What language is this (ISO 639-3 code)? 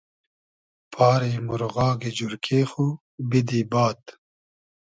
haz